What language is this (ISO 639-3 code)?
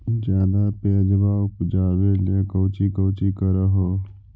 mag